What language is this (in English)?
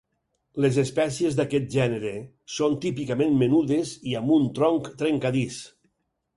Catalan